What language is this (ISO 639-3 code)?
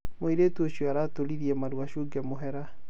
kik